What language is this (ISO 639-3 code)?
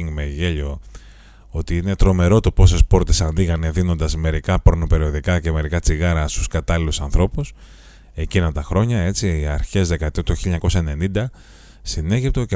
ell